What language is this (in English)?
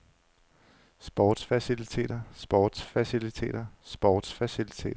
Danish